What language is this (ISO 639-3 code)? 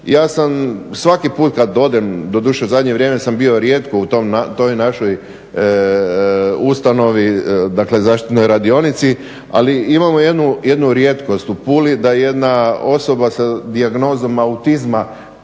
hrv